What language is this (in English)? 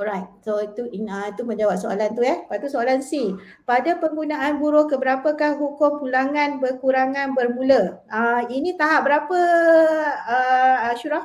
Malay